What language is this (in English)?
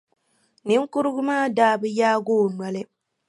Dagbani